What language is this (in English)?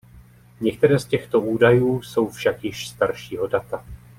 Czech